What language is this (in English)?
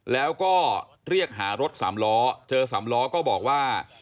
Thai